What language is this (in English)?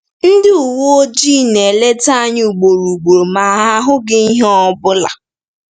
Igbo